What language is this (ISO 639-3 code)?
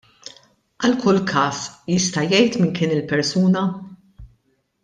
mlt